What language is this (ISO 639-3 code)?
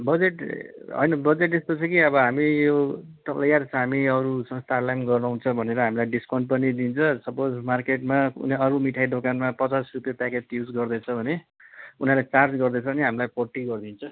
nep